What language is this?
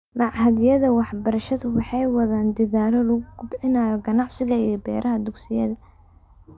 Somali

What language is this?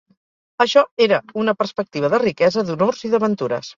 Catalan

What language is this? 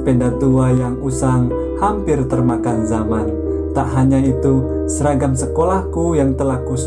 Indonesian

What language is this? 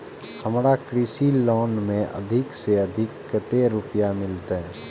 Maithili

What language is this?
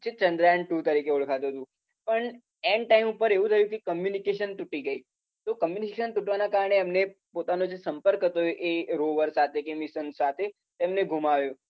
Gujarati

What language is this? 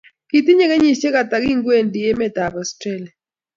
Kalenjin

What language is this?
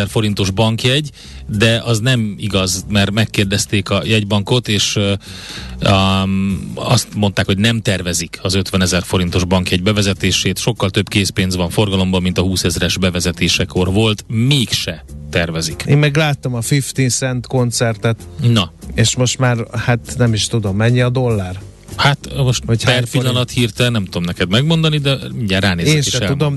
Hungarian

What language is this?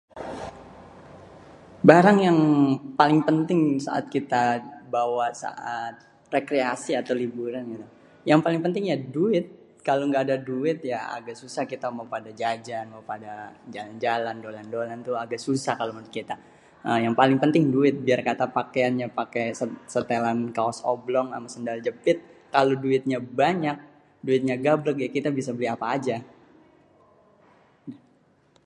Betawi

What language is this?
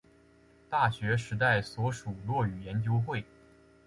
Chinese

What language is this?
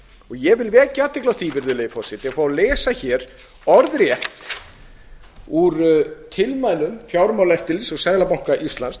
Icelandic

